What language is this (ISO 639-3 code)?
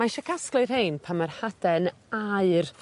cym